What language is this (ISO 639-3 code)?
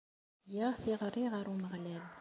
kab